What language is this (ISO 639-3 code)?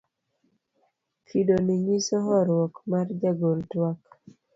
luo